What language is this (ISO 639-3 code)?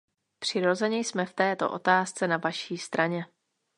ces